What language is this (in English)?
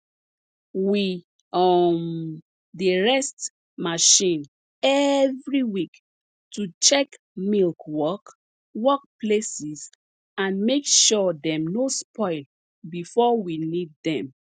Nigerian Pidgin